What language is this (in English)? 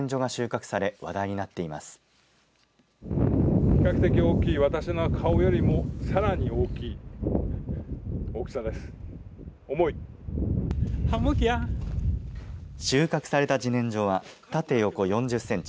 Japanese